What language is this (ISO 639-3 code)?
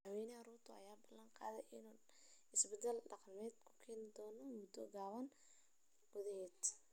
som